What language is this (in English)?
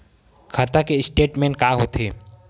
Chhattisgarhi